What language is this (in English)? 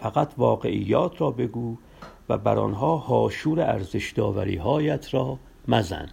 Persian